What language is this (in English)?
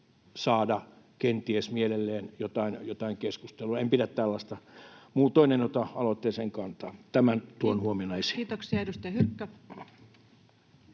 Finnish